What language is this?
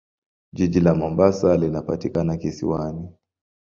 Swahili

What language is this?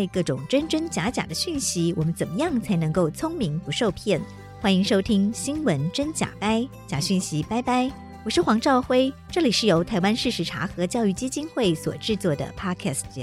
Chinese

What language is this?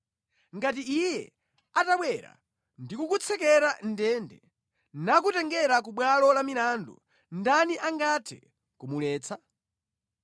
Nyanja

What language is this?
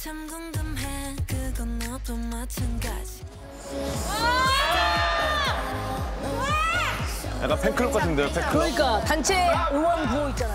Korean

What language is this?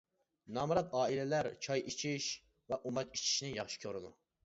Uyghur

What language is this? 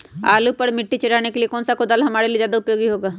Magahi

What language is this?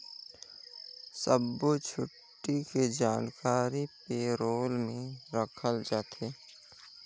Chhattisgarhi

